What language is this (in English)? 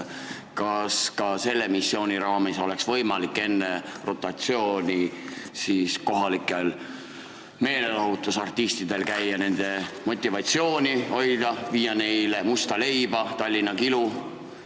Estonian